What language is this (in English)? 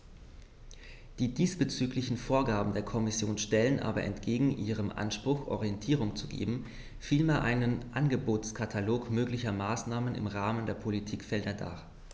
German